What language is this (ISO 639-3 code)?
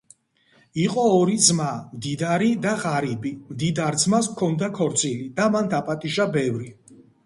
kat